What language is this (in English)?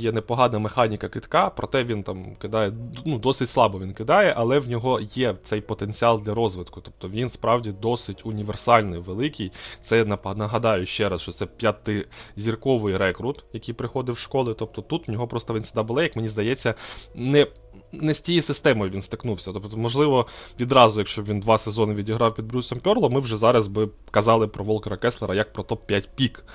Ukrainian